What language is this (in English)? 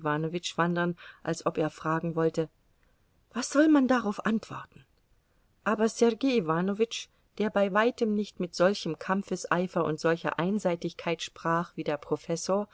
German